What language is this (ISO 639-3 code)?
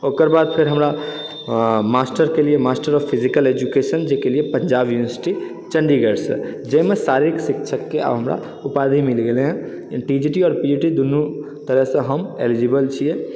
mai